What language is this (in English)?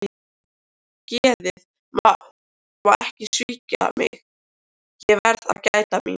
Icelandic